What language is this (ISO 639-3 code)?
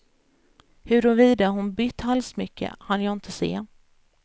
swe